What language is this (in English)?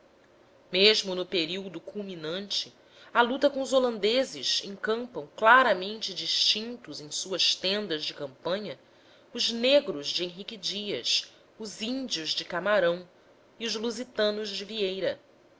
Portuguese